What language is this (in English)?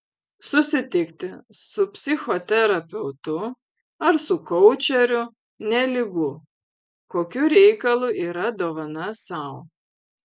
Lithuanian